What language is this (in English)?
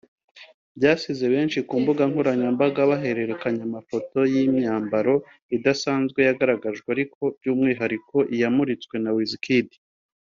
Kinyarwanda